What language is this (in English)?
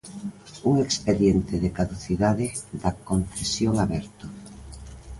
Galician